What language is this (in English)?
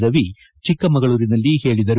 Kannada